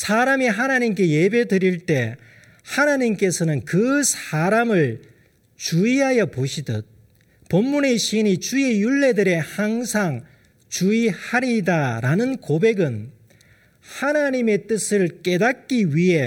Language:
Korean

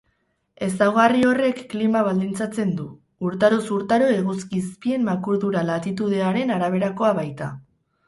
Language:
Basque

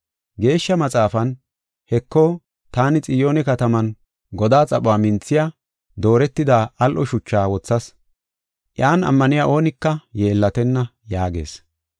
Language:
Gofa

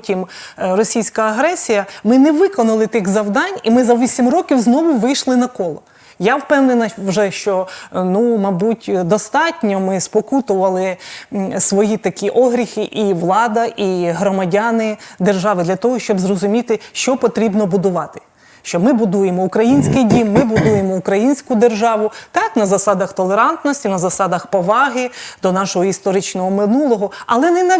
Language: Ukrainian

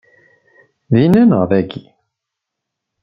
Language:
Kabyle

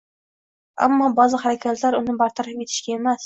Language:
Uzbek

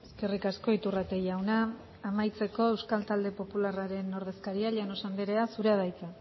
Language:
Basque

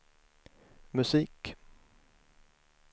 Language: Swedish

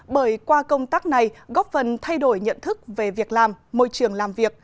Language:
Vietnamese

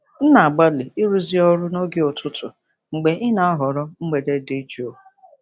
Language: Igbo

